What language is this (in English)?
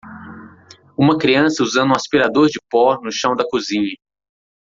Portuguese